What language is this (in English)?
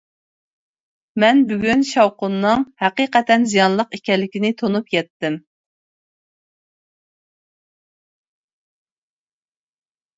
Uyghur